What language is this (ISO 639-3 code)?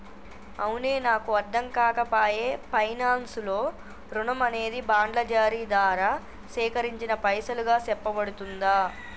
tel